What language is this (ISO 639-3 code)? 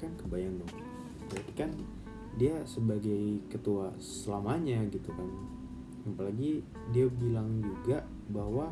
ind